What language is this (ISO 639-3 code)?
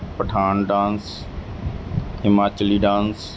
pan